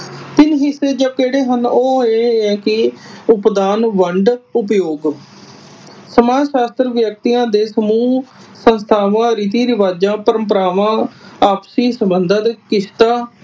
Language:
Punjabi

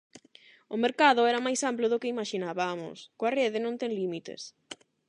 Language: Galician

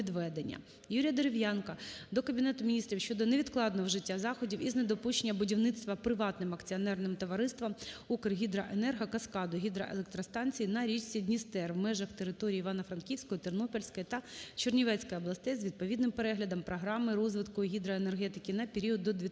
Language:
Ukrainian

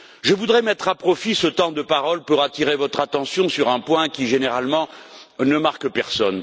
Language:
French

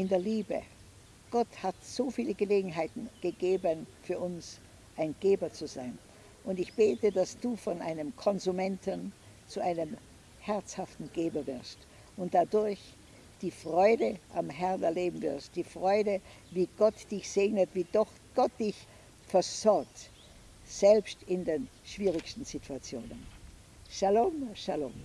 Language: German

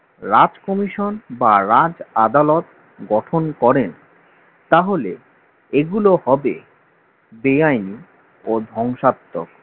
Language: Bangla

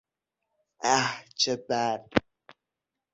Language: Persian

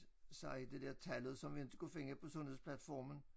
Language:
Danish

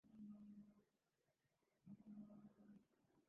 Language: Swahili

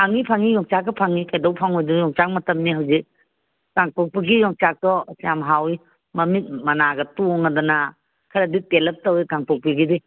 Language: Manipuri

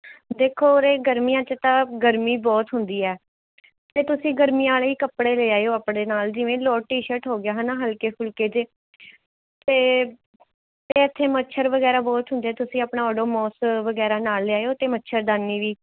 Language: Punjabi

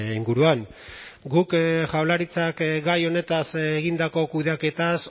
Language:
Basque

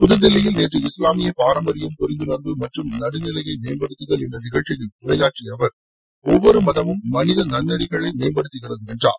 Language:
Tamil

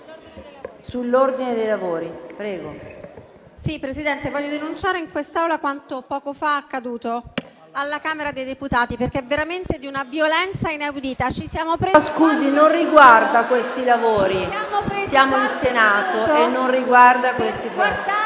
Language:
Italian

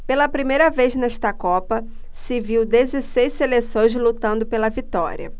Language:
Portuguese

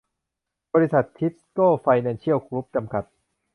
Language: Thai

